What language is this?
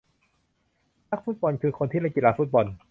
Thai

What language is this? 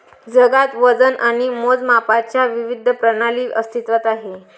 Marathi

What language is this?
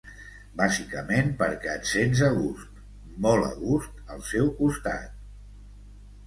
Catalan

